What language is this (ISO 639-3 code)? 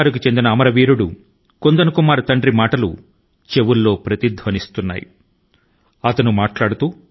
tel